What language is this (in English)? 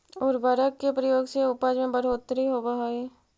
Magahi